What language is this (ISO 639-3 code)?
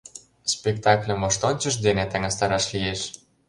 chm